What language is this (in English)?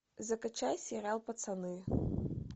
Russian